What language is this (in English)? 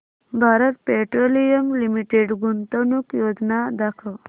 Marathi